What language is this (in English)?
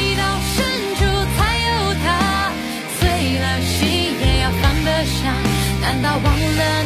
Chinese